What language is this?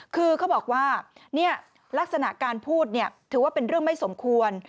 Thai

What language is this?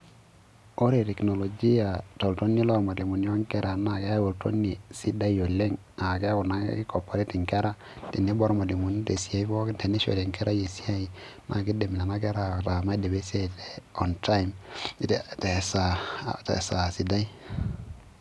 Masai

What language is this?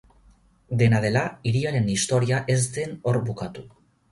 Basque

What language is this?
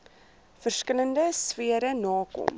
Afrikaans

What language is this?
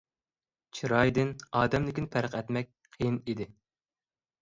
Uyghur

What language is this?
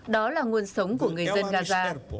Vietnamese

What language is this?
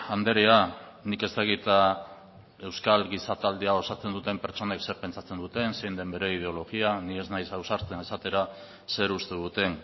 Basque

